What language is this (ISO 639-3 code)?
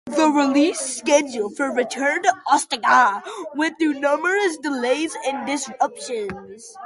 eng